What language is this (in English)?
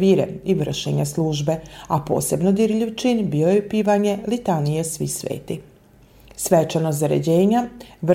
Croatian